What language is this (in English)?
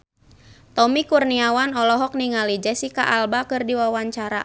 Sundanese